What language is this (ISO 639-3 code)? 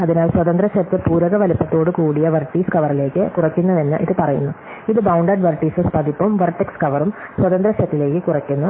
mal